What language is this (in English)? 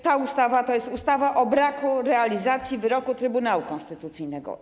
Polish